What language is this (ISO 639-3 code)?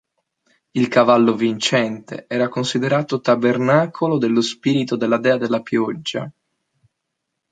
ita